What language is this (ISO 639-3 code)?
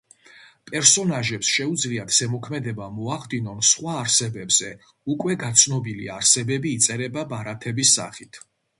kat